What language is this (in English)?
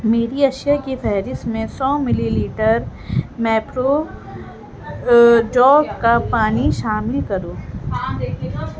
Urdu